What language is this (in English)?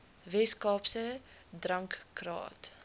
Afrikaans